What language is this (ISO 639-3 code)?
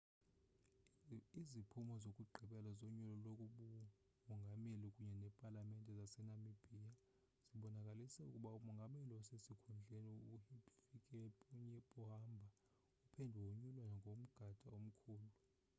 xho